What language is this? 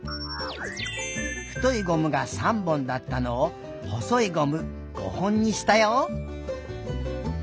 Japanese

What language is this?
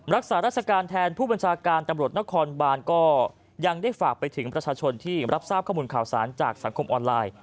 Thai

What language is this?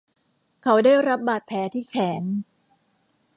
Thai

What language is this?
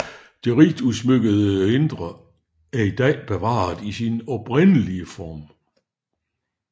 Danish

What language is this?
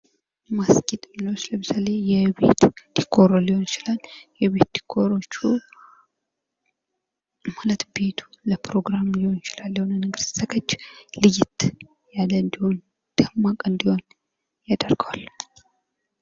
Amharic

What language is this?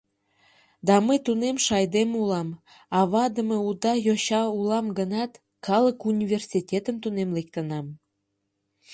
Mari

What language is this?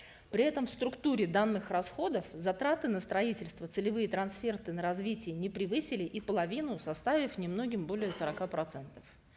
Kazakh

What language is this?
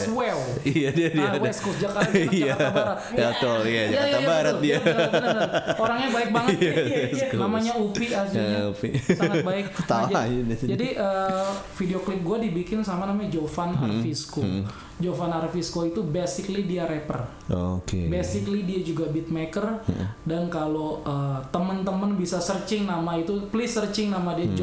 Indonesian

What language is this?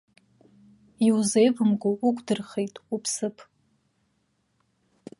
Abkhazian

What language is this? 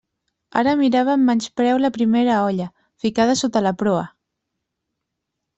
Catalan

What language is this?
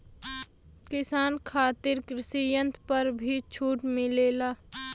Bhojpuri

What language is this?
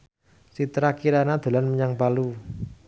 Javanese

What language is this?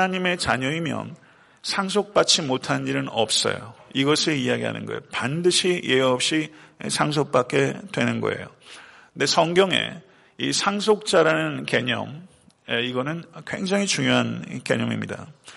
Korean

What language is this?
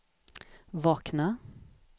Swedish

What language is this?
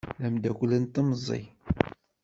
Kabyle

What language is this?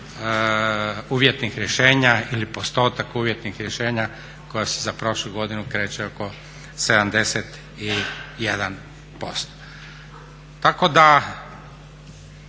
Croatian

